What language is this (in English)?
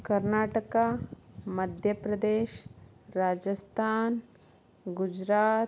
Kannada